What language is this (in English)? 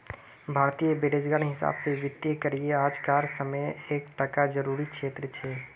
Magahi